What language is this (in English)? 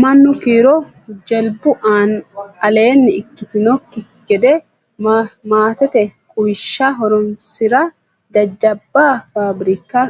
Sidamo